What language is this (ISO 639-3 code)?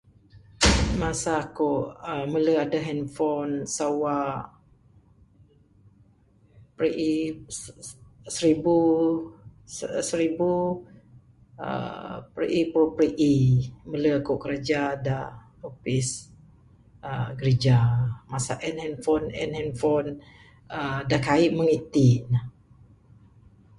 sdo